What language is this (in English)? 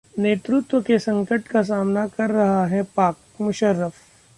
Hindi